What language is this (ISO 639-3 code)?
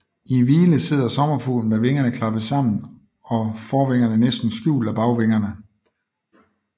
dan